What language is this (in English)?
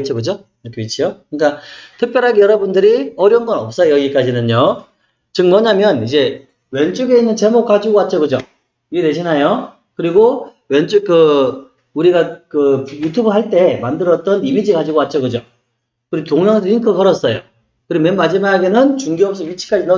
Korean